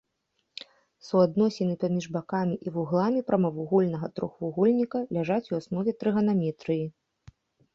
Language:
Belarusian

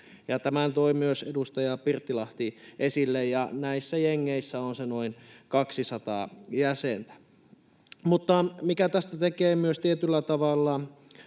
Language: Finnish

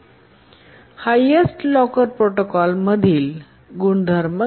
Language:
Marathi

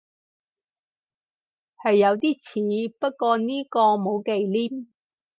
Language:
Cantonese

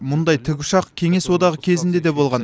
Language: Kazakh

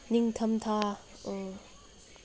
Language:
Manipuri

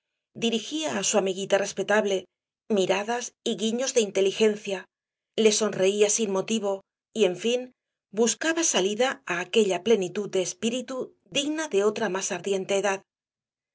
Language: Spanish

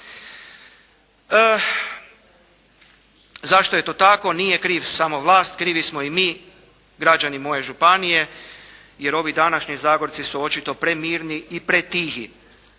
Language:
Croatian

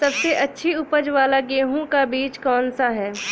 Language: Hindi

